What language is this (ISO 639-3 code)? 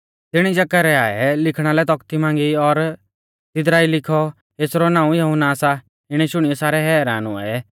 bfz